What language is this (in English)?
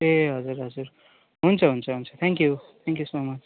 Nepali